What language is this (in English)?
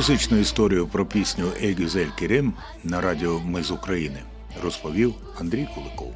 Ukrainian